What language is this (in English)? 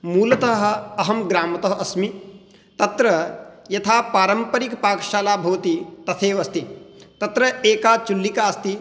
Sanskrit